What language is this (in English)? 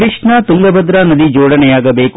Kannada